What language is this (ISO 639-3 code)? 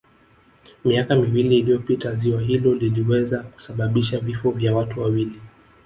swa